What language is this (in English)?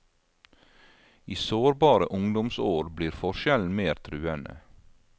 Norwegian